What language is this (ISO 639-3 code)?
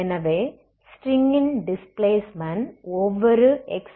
tam